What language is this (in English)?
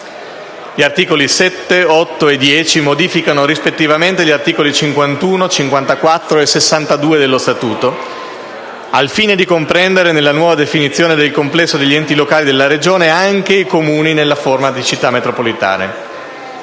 Italian